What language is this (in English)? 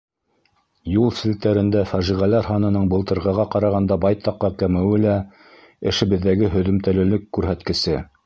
Bashkir